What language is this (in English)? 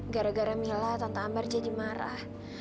Indonesian